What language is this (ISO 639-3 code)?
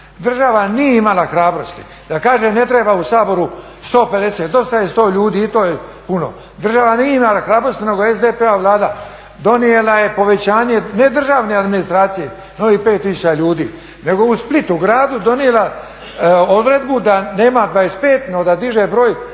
hrv